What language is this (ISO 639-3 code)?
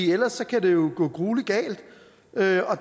dan